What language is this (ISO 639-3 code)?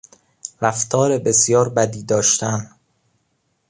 fas